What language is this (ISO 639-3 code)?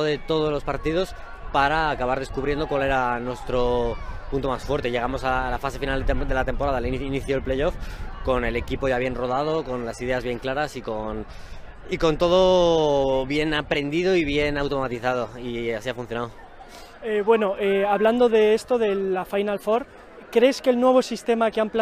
spa